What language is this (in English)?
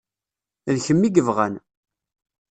Kabyle